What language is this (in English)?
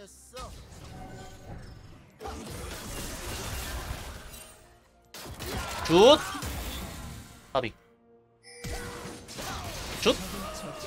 Korean